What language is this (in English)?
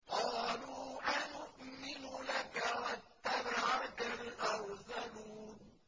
Arabic